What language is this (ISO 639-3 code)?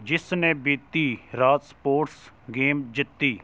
pan